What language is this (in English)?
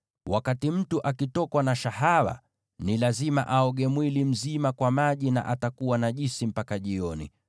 Swahili